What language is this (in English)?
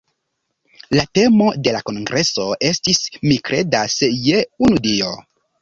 Esperanto